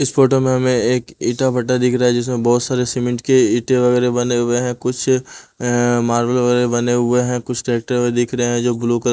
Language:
Hindi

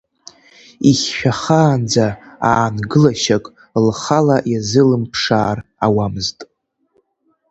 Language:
Abkhazian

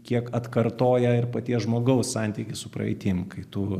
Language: Lithuanian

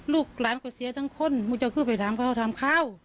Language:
Thai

